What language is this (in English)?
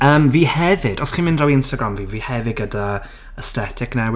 Welsh